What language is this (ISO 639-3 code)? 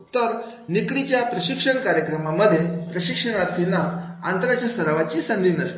mar